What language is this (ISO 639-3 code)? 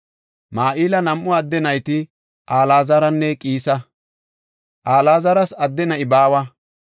gof